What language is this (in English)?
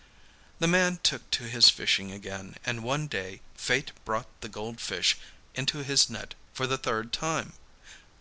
English